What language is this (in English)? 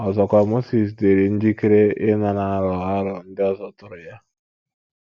Igbo